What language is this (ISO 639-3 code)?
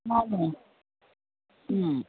mni